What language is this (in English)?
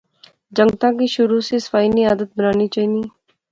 Pahari-Potwari